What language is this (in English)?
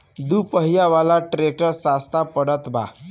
Bhojpuri